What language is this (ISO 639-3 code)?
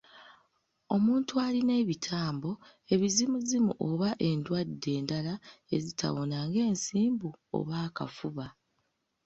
lug